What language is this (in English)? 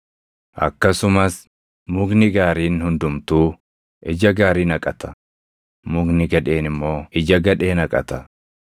Oromo